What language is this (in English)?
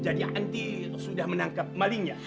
Indonesian